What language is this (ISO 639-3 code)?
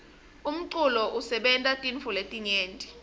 ssw